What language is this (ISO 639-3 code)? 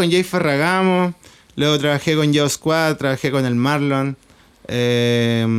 spa